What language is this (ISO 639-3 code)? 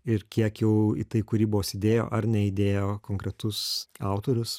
lit